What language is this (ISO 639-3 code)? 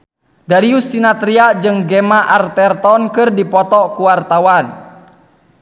sun